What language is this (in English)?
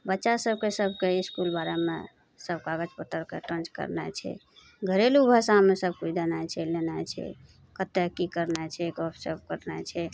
Maithili